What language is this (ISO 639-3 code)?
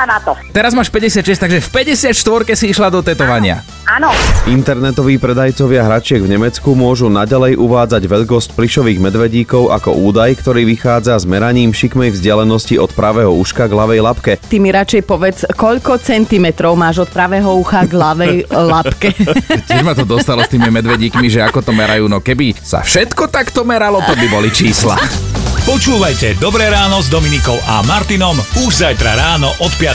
slk